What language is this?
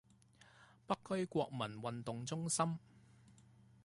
Chinese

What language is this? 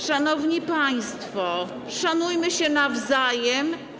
Polish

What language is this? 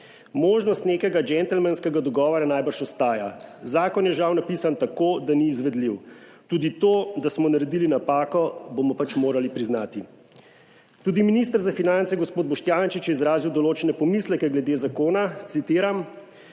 Slovenian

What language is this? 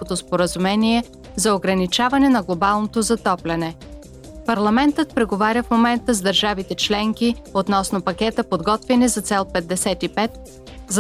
Bulgarian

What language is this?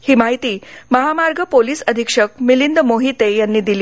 Marathi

